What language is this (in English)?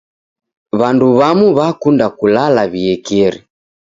Taita